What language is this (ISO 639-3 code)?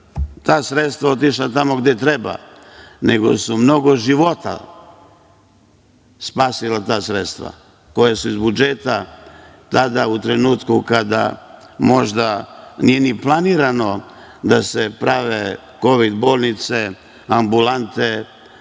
srp